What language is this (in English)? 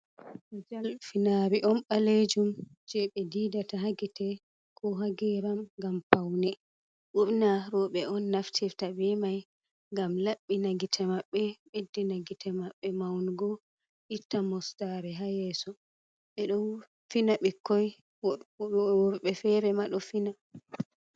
Fula